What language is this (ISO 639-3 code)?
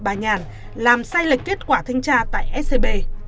vie